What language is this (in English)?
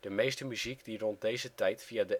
Dutch